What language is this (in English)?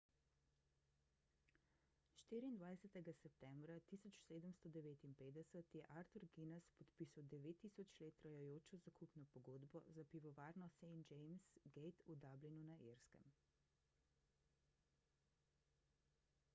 Slovenian